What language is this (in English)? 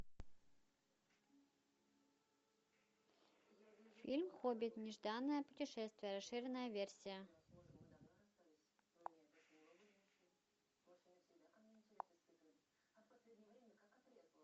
Russian